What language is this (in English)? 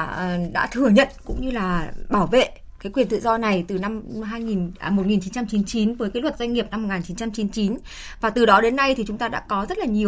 Vietnamese